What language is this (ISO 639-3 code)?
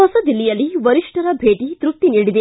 kan